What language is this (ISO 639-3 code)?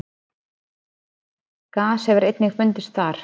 isl